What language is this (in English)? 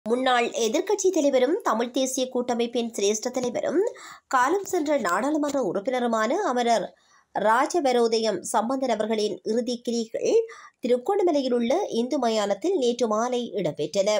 Tamil